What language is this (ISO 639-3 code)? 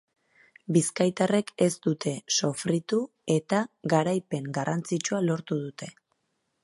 eus